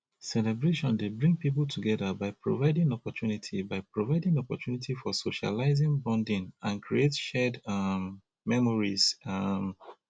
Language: Nigerian Pidgin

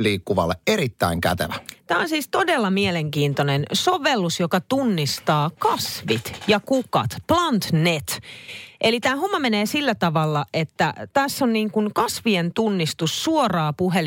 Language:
Finnish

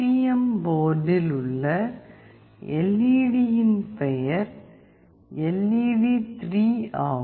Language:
Tamil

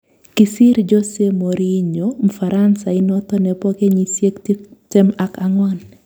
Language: Kalenjin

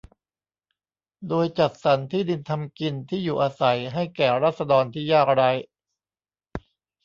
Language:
Thai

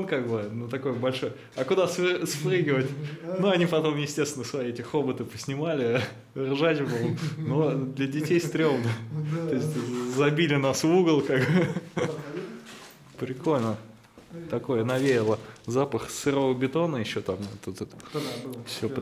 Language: Russian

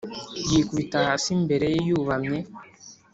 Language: Kinyarwanda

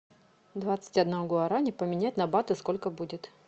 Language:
Russian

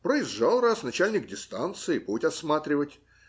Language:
Russian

